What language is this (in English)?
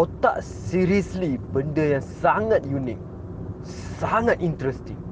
Malay